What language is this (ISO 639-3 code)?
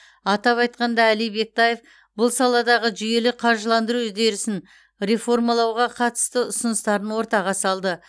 kaz